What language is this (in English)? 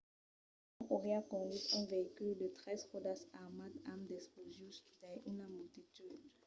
Occitan